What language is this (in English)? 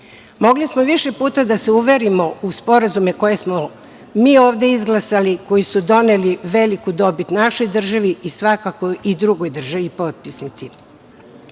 Serbian